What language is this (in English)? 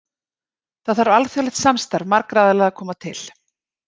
Icelandic